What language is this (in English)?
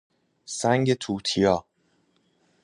Persian